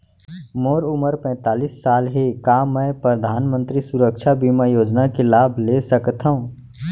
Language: Chhattisgarhi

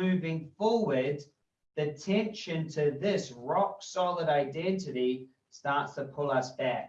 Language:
English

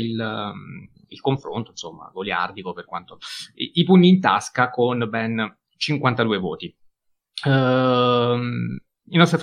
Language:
Italian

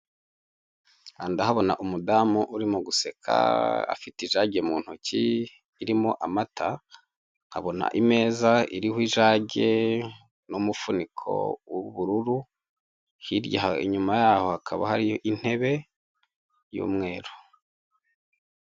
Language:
Kinyarwanda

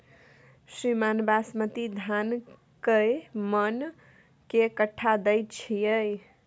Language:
Maithili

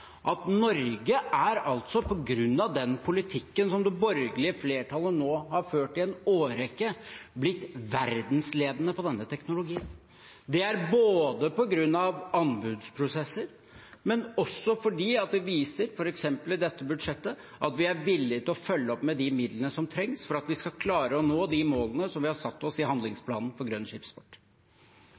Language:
Norwegian Bokmål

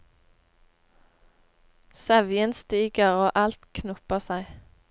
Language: Norwegian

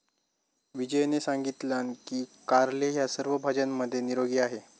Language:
Marathi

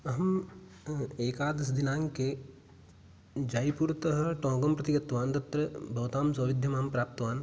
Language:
Sanskrit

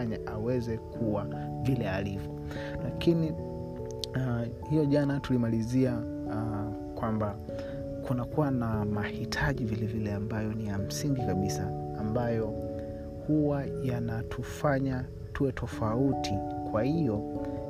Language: Swahili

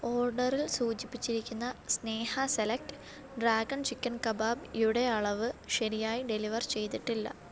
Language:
Malayalam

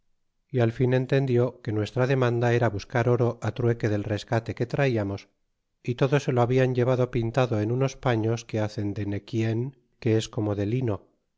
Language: Spanish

